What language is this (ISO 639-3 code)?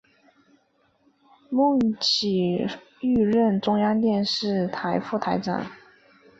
zho